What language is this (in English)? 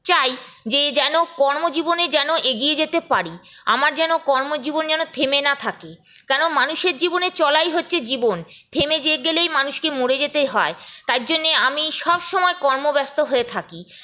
Bangla